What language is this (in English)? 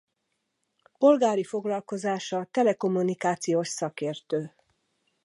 Hungarian